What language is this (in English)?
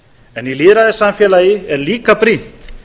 Icelandic